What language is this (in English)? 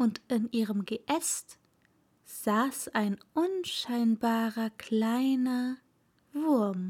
German